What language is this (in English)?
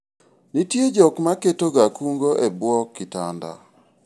Luo (Kenya and Tanzania)